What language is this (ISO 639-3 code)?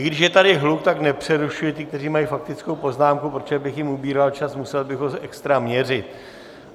ces